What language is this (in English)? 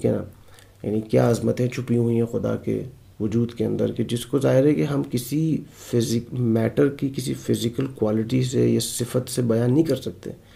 Urdu